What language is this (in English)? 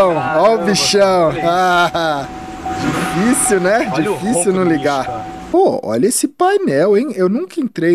Portuguese